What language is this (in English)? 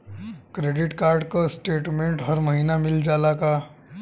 Bhojpuri